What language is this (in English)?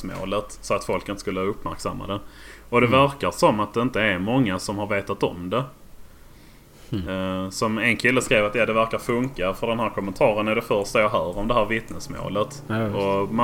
Swedish